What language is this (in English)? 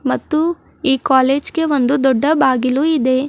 Kannada